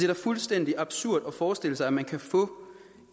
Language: Danish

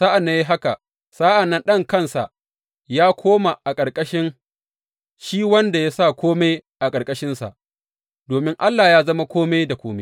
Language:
Hausa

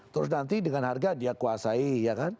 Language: Indonesian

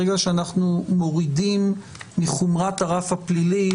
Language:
Hebrew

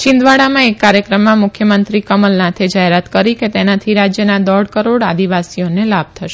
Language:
Gujarati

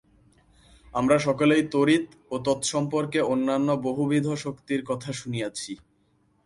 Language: Bangla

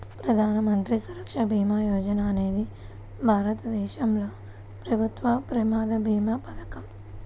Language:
Telugu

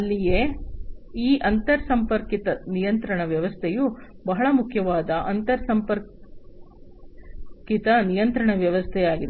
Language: Kannada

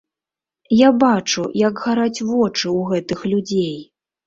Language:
Belarusian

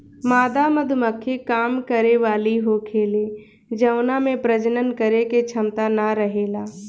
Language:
Bhojpuri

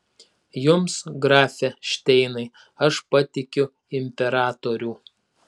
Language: Lithuanian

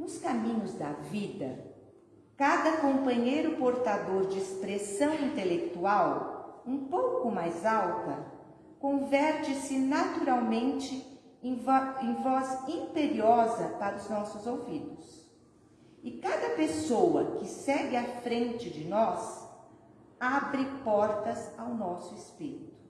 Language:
Portuguese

